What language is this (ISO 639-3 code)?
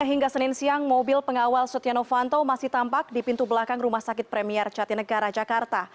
ind